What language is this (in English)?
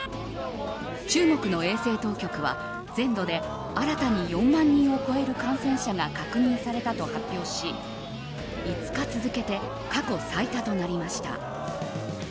Japanese